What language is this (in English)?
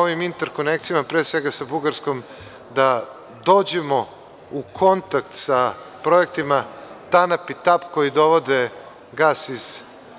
Serbian